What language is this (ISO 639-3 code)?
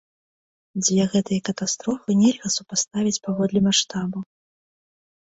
bel